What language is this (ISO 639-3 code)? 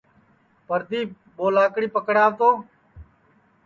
ssi